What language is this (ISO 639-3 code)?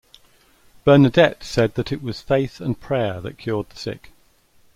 eng